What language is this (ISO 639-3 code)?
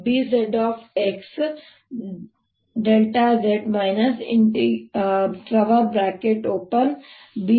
kan